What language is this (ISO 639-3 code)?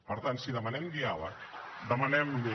cat